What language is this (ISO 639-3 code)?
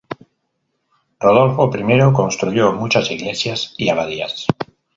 spa